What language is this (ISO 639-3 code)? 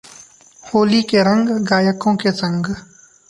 hin